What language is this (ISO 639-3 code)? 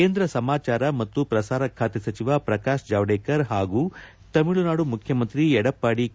kan